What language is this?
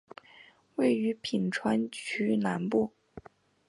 Chinese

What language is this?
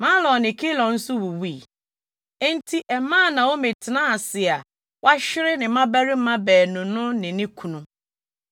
Akan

